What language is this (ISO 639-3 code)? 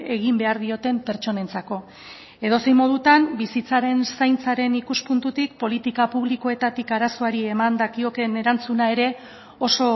eus